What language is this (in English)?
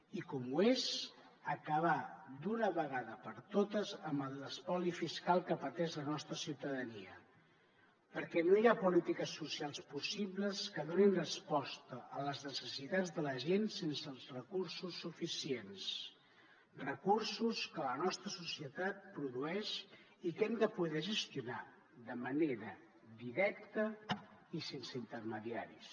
Catalan